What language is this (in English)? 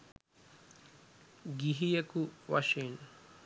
Sinhala